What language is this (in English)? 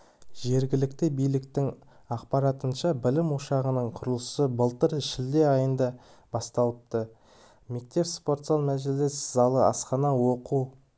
Kazakh